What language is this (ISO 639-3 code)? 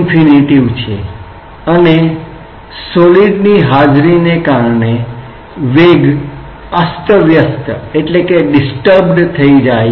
guj